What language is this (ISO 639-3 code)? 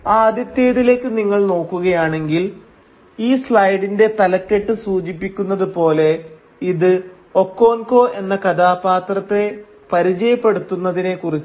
mal